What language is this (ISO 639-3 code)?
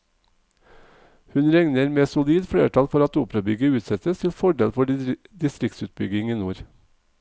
nor